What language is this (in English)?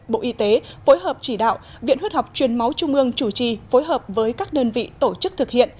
Vietnamese